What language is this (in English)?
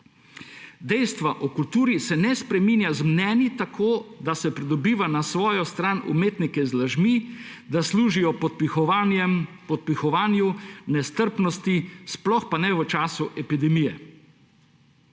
Slovenian